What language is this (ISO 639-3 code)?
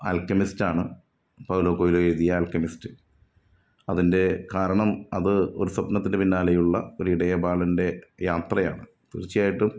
mal